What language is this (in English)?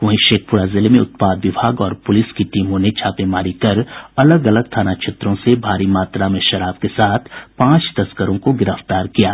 Hindi